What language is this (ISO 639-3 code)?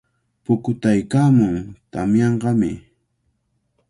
qvl